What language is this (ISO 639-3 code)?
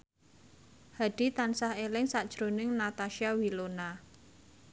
jav